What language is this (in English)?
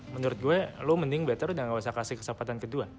Indonesian